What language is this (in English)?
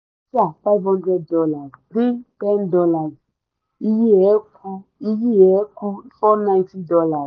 Yoruba